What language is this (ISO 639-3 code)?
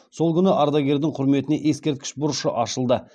kaz